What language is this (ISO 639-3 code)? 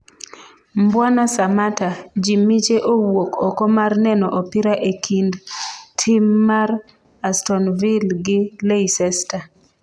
luo